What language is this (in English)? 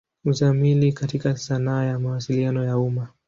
Swahili